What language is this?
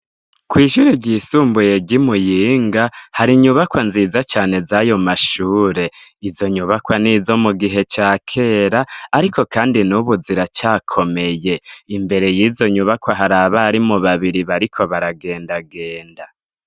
Rundi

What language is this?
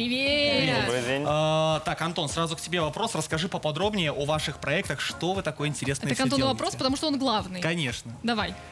Russian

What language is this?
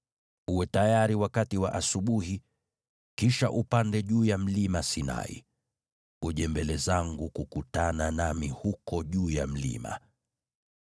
Swahili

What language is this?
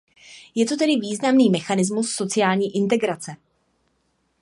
Czech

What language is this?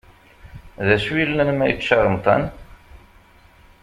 Kabyle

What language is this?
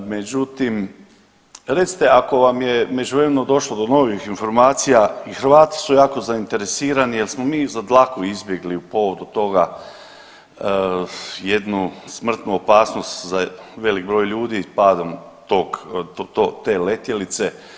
Croatian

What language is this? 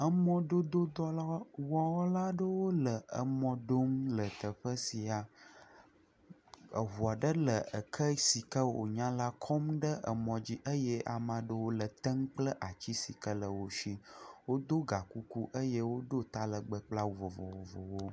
Ewe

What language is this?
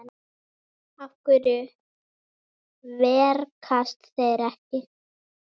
Icelandic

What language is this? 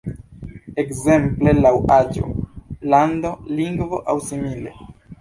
Esperanto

